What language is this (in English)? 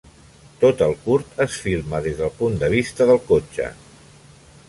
Catalan